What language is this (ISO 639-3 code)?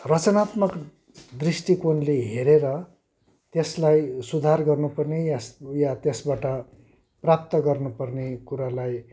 nep